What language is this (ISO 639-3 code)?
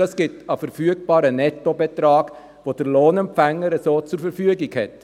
gsw